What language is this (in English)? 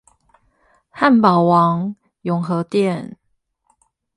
Chinese